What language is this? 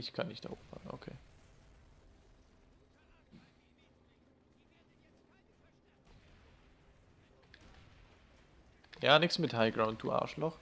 German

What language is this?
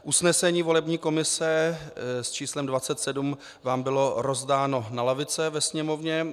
Czech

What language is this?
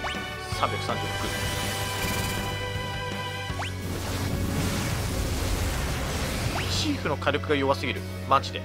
Japanese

